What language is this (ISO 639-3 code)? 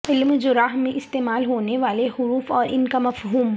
urd